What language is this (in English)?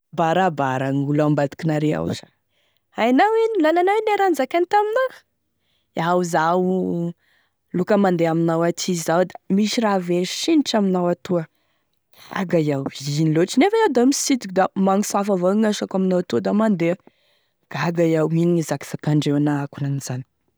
Tesaka Malagasy